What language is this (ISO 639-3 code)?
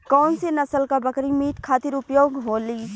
bho